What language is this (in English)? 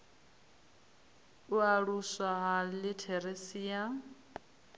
Venda